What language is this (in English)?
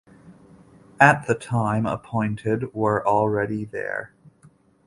English